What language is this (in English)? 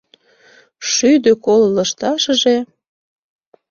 Mari